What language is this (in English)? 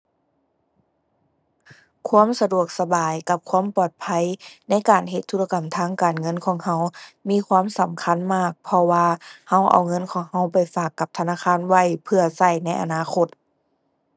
Thai